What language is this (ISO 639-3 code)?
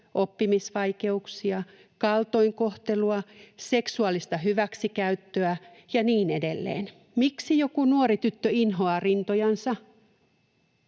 fin